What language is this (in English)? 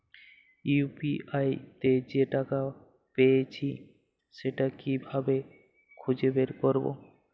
Bangla